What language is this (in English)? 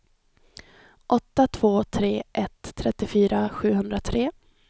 Swedish